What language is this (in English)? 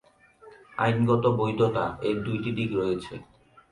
Bangla